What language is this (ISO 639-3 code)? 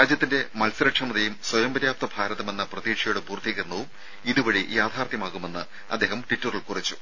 mal